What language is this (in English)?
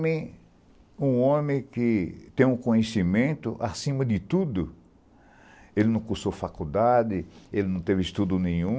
Portuguese